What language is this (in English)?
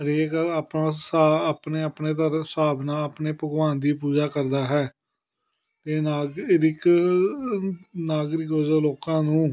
Punjabi